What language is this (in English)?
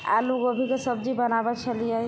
Maithili